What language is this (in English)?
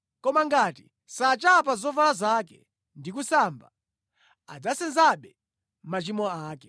Nyanja